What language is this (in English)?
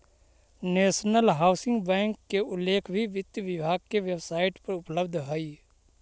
Magahi